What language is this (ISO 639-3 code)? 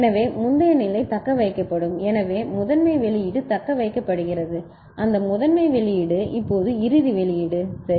tam